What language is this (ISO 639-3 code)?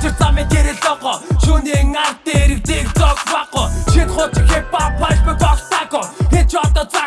kor